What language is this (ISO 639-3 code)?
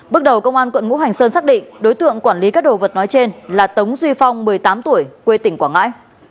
vie